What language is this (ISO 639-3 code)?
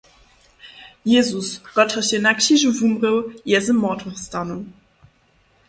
hsb